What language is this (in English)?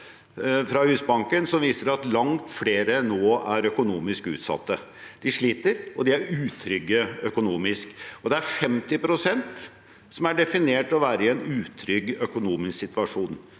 Norwegian